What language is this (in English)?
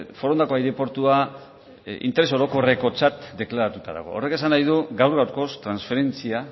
Basque